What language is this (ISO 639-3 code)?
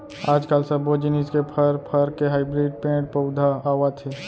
hne